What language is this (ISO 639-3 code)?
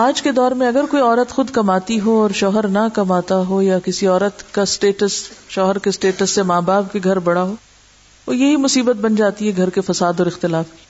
urd